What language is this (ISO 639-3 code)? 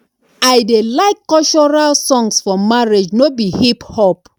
pcm